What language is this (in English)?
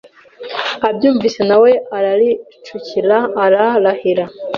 Kinyarwanda